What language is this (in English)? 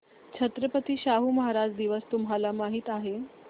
Marathi